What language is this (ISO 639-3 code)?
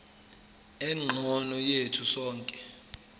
zul